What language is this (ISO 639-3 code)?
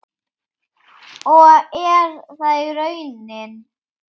isl